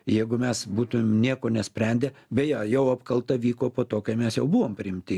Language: Lithuanian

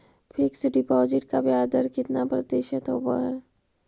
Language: Magahi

